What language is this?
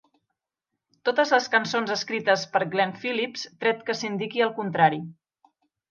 Catalan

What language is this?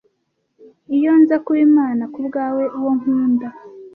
Kinyarwanda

